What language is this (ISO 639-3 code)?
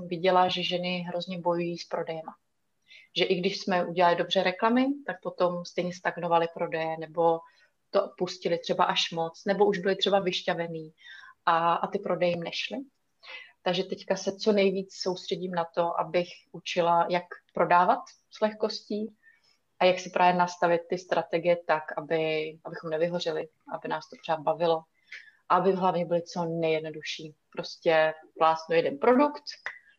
ces